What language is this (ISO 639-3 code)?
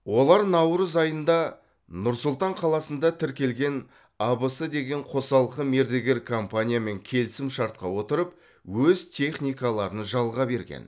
kaz